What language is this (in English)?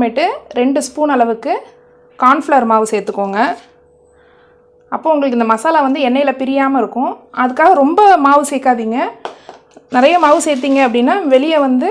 English